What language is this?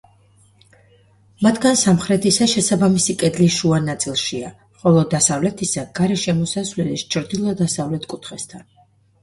Georgian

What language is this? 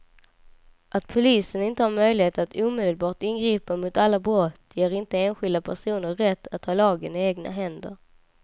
Swedish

